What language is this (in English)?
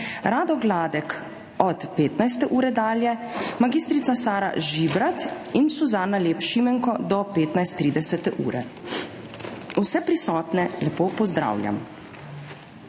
Slovenian